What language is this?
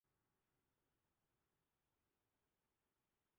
Urdu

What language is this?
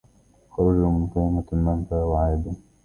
Arabic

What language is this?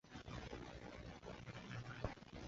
Chinese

